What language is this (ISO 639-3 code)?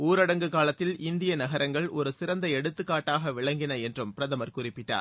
tam